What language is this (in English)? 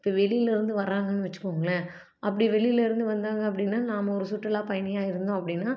Tamil